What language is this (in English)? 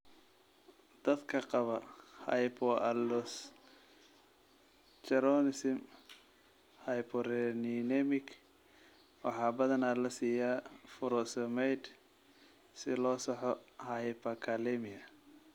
Somali